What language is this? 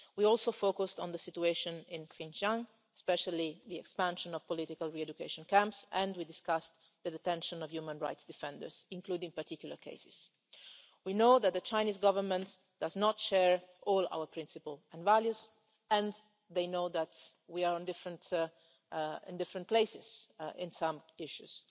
English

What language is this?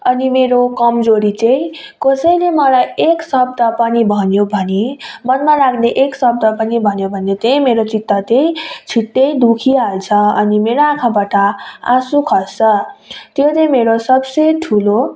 Nepali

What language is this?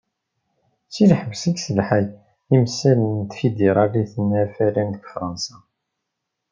Kabyle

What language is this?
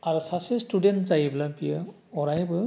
Bodo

